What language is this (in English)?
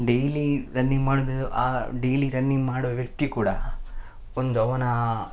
Kannada